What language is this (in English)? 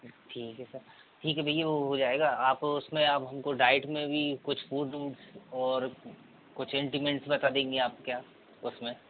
Hindi